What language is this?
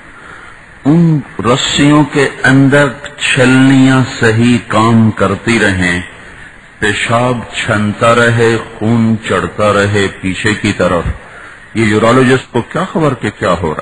Arabic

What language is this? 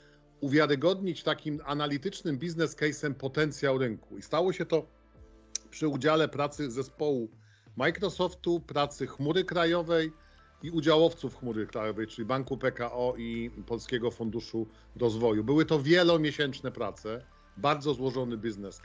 Polish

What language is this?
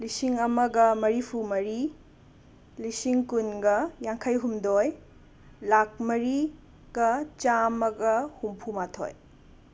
Manipuri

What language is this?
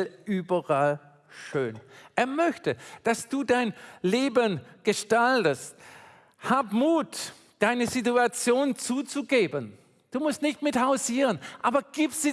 German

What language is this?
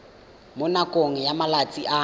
Tswana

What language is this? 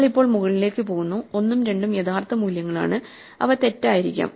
Malayalam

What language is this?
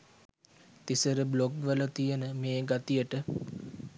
Sinhala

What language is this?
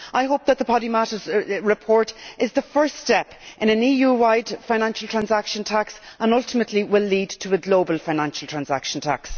English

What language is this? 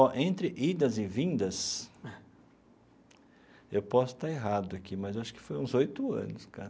Portuguese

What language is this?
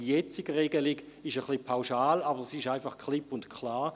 Swiss German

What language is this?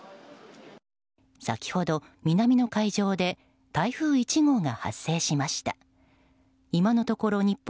Japanese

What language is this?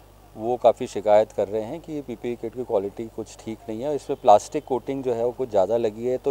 Hindi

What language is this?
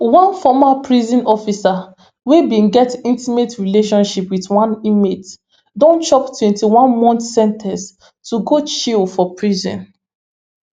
Nigerian Pidgin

